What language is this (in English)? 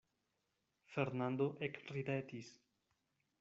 Esperanto